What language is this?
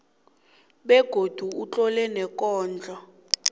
South Ndebele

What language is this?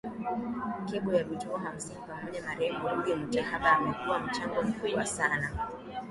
Swahili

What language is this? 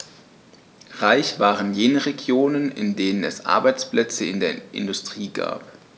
German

